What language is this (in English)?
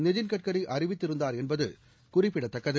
Tamil